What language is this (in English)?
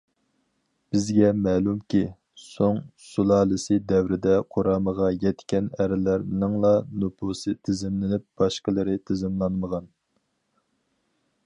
Uyghur